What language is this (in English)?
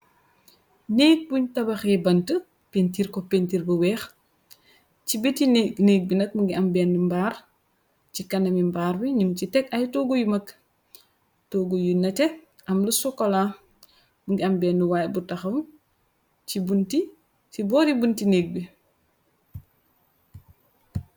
Wolof